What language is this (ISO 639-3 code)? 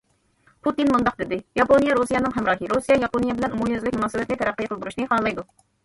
uig